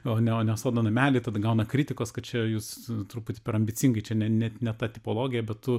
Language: Lithuanian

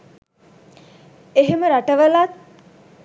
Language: Sinhala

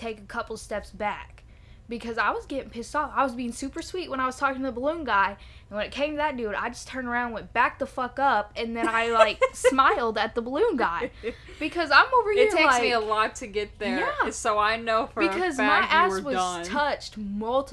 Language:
English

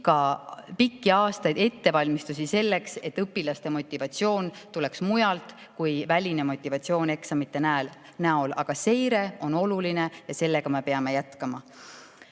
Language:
Estonian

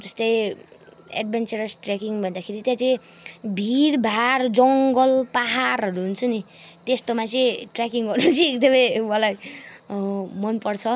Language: Nepali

